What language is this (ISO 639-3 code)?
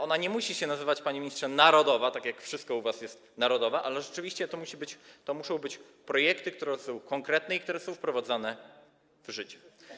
pol